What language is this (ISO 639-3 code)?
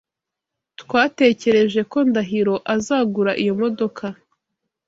kin